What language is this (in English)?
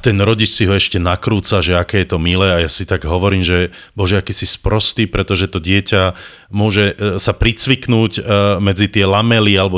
Slovak